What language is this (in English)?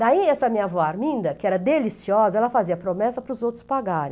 Portuguese